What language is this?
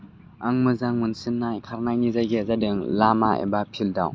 Bodo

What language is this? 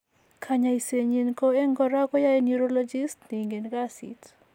Kalenjin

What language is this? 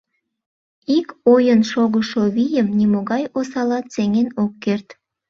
Mari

